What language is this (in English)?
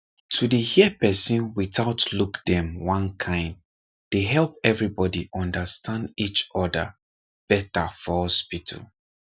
Nigerian Pidgin